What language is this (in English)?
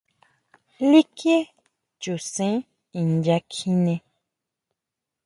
Huautla Mazatec